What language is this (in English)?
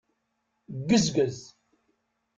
Kabyle